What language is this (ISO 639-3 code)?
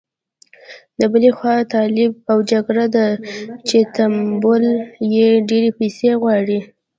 pus